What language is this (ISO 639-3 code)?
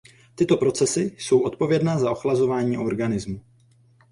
ces